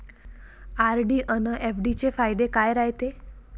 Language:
Marathi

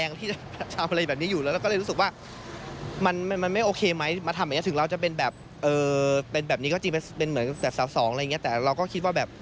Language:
Thai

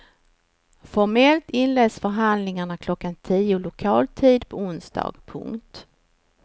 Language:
Swedish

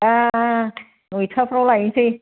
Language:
Bodo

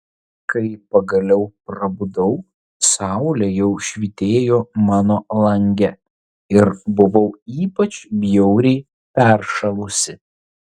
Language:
Lithuanian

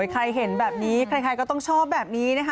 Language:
Thai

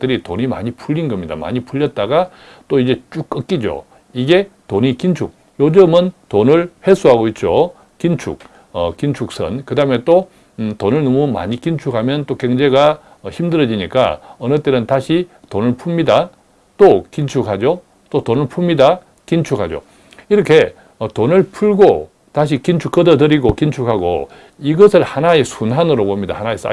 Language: Korean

